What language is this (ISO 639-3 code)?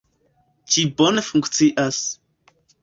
epo